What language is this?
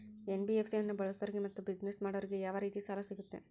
Kannada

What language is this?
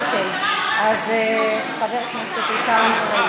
Hebrew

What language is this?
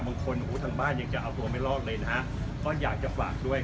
Thai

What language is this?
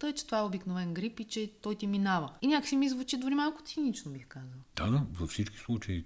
Bulgarian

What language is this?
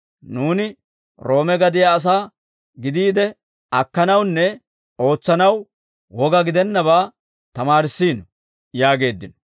Dawro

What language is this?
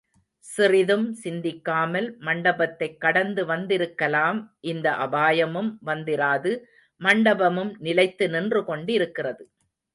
Tamil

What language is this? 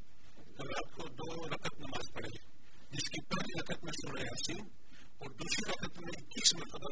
Urdu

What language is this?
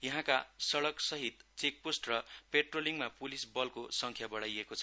Nepali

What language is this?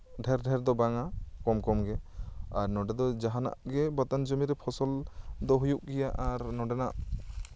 Santali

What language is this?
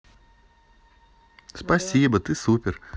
Russian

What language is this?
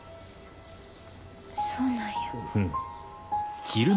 Japanese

